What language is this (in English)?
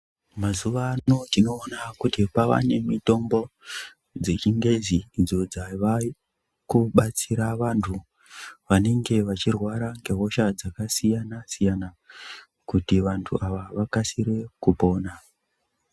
Ndau